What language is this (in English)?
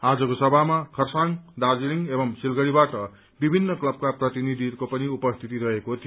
Nepali